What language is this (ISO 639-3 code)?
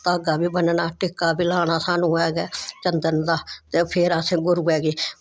doi